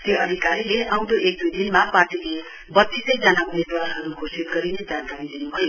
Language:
Nepali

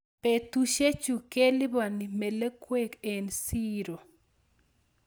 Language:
Kalenjin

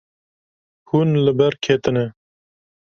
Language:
Kurdish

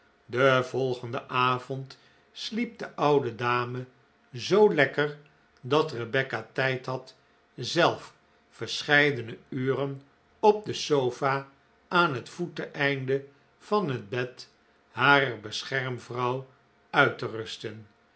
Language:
Dutch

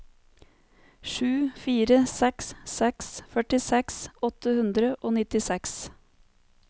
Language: Norwegian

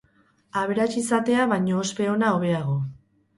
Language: Basque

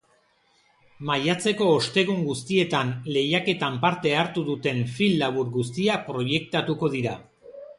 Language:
Basque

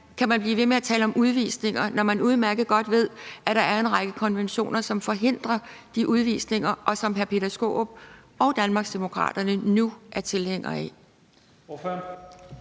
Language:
Danish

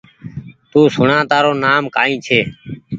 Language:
Goaria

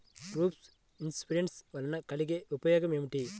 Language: Telugu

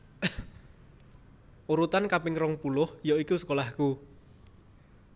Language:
Javanese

